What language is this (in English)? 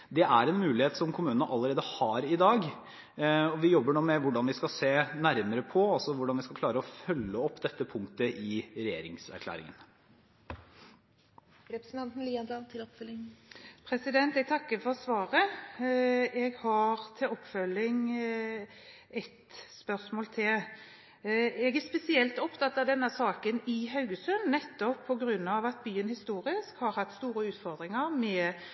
Norwegian Bokmål